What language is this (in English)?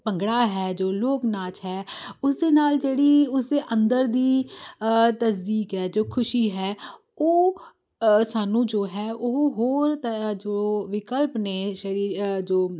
Punjabi